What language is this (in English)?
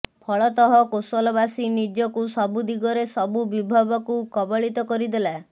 Odia